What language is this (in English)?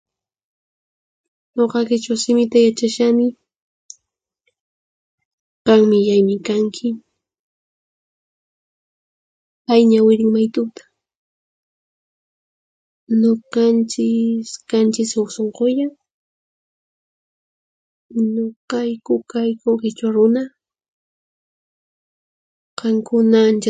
Puno Quechua